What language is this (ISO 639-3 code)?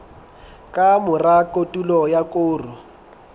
sot